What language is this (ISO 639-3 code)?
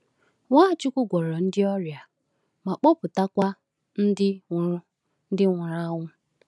ibo